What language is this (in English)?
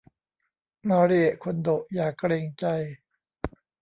Thai